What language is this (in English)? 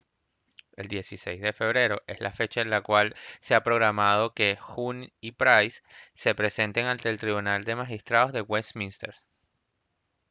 Spanish